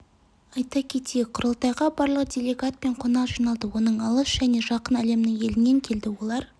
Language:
Kazakh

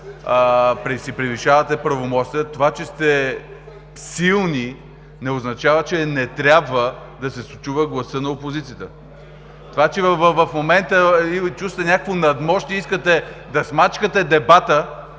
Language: Bulgarian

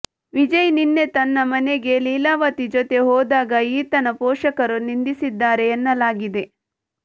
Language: Kannada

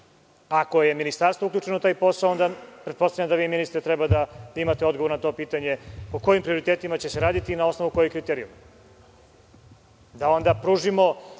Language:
Serbian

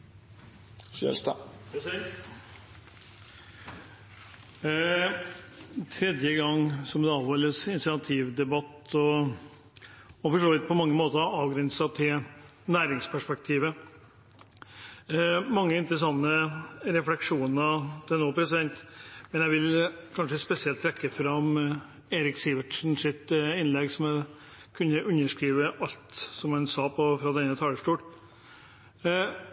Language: Norwegian Bokmål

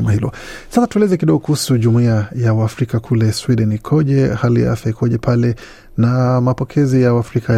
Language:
Swahili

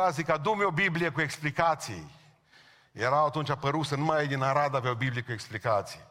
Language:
Romanian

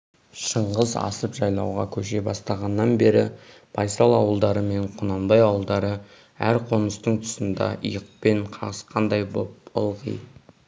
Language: Kazakh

